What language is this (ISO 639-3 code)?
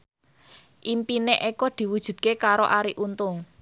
jav